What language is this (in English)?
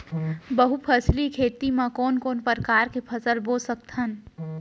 Chhattisgarhi